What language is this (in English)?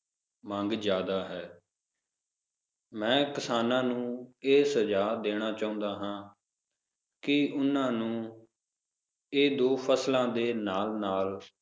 Punjabi